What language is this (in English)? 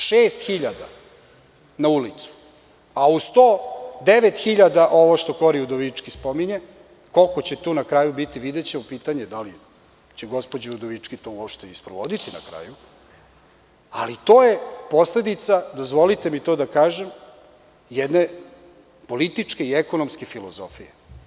Serbian